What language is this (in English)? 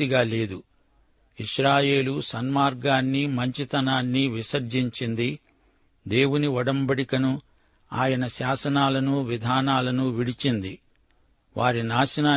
Telugu